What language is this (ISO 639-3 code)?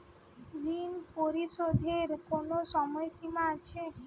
ben